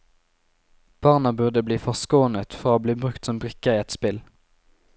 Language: Norwegian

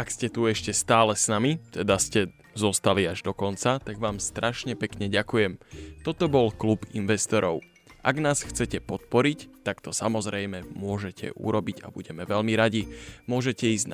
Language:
Slovak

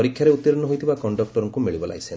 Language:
Odia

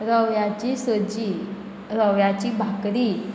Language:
Konkani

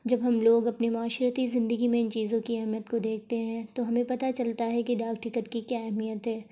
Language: Urdu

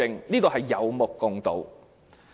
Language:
Cantonese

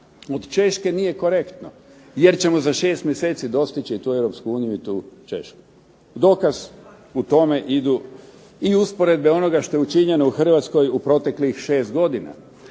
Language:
Croatian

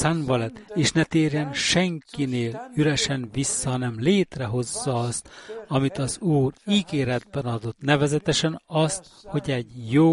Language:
Hungarian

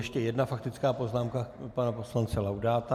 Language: Czech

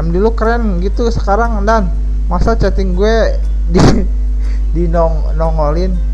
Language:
Indonesian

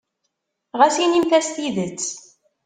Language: Kabyle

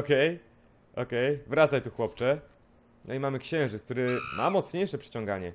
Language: Polish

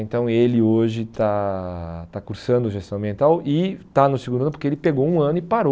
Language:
Portuguese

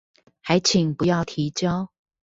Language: Chinese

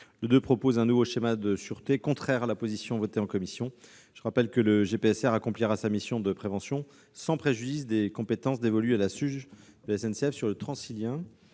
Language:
French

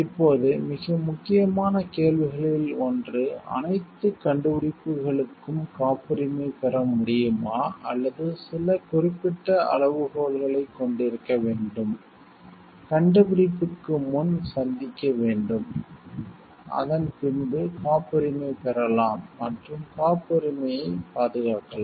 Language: Tamil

